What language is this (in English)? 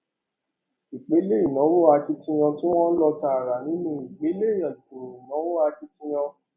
Yoruba